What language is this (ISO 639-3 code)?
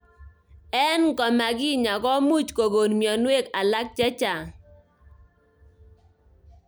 kln